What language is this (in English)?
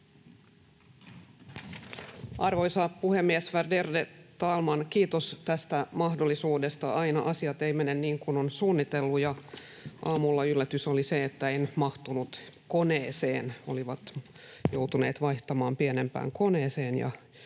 Finnish